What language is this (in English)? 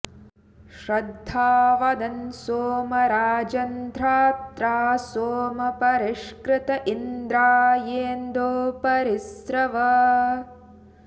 Sanskrit